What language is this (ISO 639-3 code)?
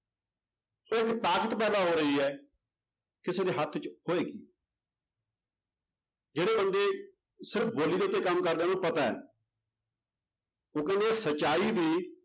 pan